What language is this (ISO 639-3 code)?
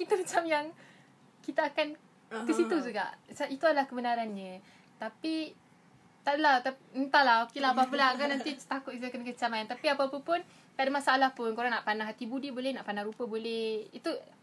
msa